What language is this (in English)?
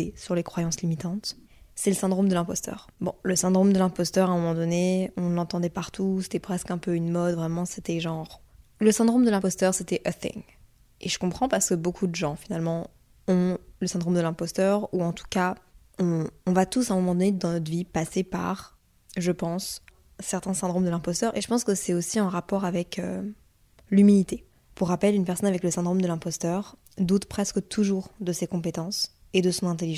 French